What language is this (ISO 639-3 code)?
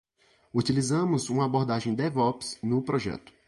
por